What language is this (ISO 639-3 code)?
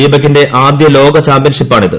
mal